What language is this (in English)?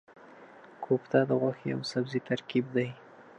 Pashto